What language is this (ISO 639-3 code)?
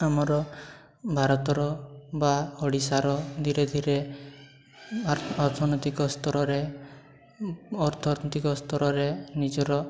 ori